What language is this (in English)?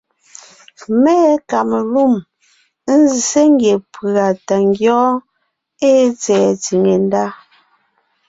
Ngiemboon